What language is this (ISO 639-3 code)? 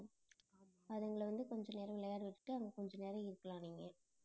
tam